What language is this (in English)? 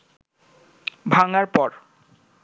Bangla